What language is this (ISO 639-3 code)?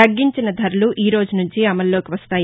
tel